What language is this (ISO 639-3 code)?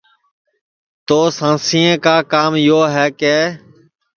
ssi